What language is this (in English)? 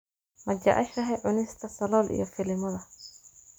Somali